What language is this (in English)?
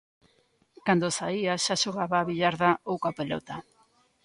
Galician